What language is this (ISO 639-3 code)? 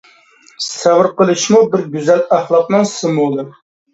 uig